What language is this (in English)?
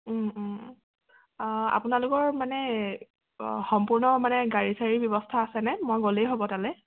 Assamese